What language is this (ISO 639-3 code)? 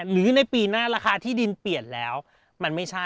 tha